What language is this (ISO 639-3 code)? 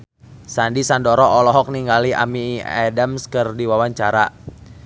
sun